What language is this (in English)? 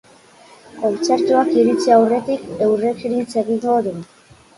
Basque